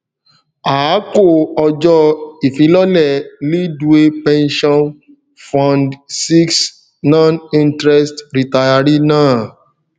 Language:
Yoruba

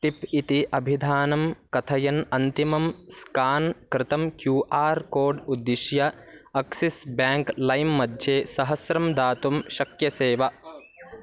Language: Sanskrit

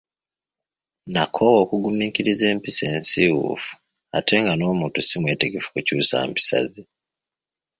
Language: Ganda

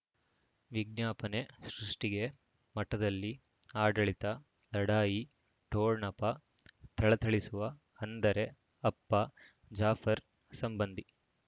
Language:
Kannada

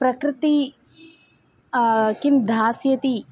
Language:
Sanskrit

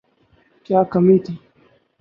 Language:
Urdu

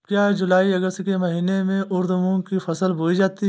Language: Hindi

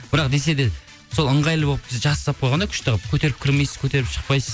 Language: Kazakh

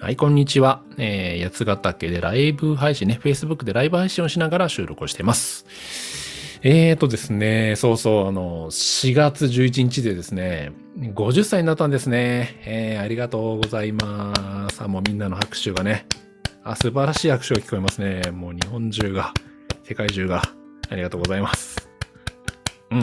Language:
Japanese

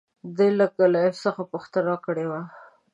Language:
Pashto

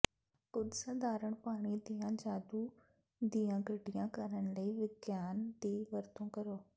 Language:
Punjabi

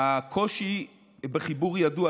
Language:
Hebrew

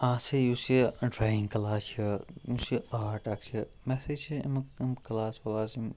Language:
Kashmiri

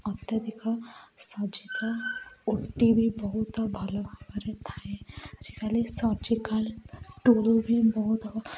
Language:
Odia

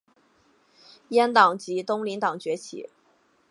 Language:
Chinese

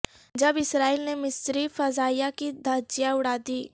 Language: Urdu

